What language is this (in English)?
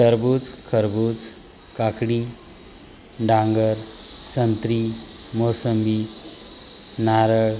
Marathi